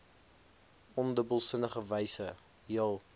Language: Afrikaans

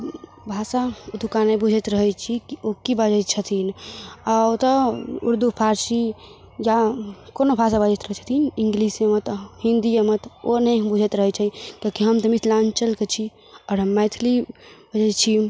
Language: Maithili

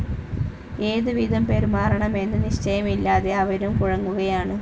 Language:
Malayalam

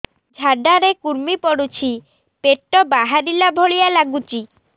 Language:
Odia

